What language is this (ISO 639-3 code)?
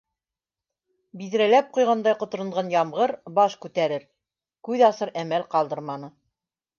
bak